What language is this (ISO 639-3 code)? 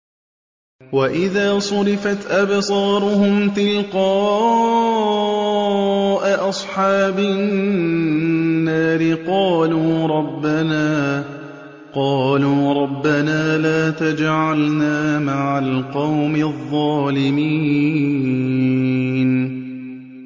ara